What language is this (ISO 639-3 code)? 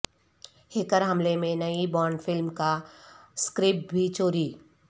urd